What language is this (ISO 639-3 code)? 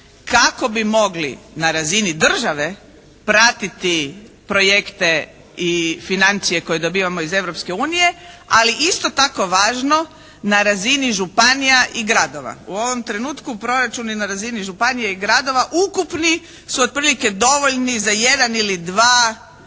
hrv